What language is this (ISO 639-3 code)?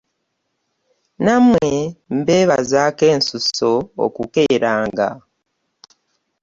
lug